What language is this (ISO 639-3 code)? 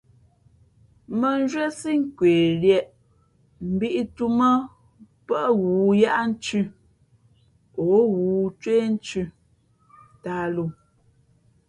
fmp